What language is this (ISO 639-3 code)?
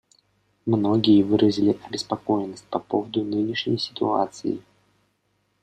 rus